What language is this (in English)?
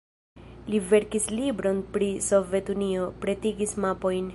Esperanto